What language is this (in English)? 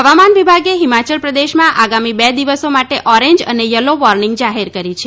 Gujarati